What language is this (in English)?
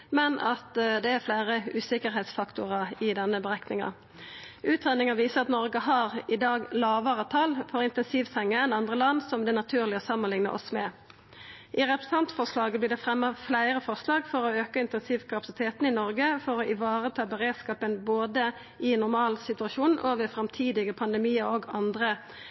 Norwegian Nynorsk